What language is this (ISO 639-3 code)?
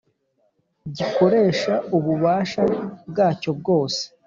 kin